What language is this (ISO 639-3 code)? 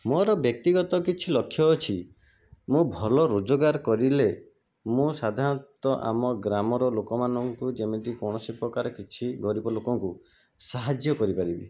ori